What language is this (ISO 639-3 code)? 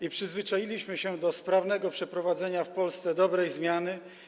pol